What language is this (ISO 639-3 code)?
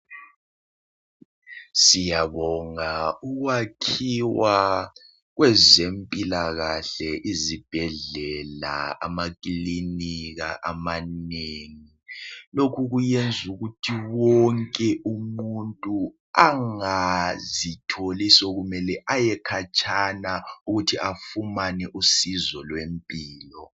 nde